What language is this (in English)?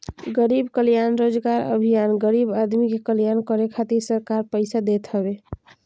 Bhojpuri